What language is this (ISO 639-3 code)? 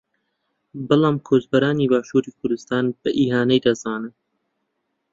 ckb